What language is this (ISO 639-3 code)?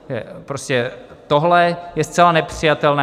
ces